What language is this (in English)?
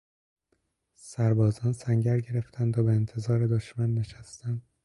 Persian